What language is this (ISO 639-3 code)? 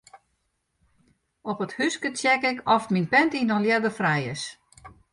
fry